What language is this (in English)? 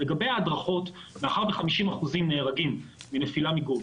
Hebrew